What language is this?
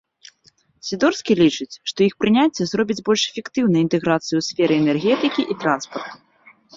Belarusian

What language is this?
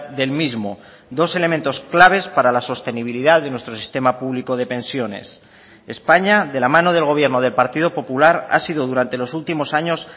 Spanish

